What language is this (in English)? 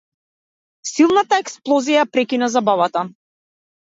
Macedonian